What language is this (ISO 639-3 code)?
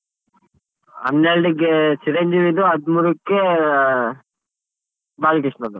kan